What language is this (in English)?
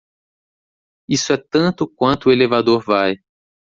Portuguese